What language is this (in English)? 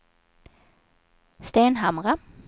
Swedish